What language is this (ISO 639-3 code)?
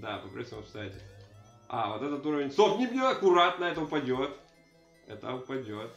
rus